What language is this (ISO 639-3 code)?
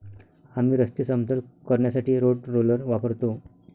mar